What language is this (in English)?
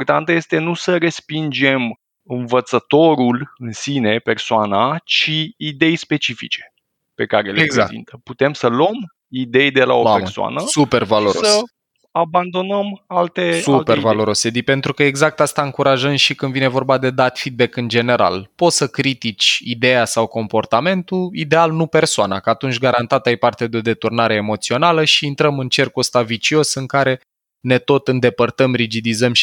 Romanian